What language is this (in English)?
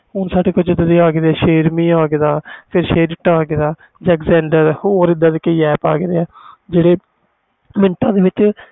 Punjabi